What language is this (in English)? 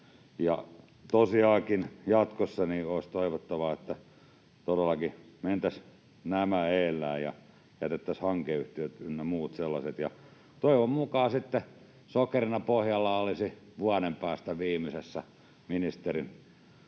Finnish